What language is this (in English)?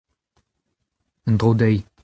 Breton